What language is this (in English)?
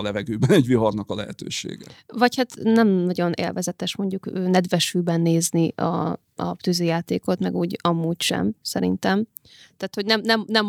Hungarian